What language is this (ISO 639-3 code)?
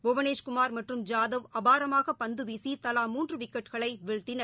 tam